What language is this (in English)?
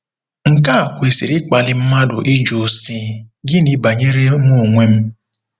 Igbo